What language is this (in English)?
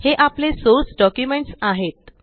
Marathi